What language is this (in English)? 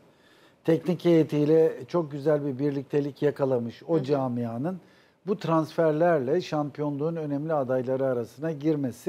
Turkish